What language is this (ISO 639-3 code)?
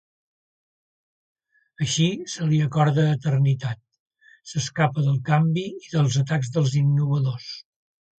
cat